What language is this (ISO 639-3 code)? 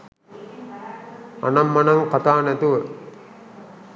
sin